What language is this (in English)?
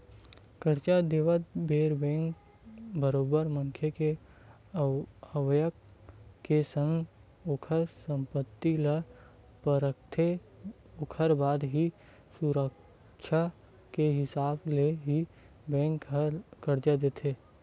Chhattisgarhi